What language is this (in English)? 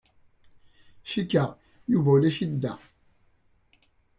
Kabyle